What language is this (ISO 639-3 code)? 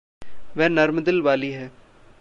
hin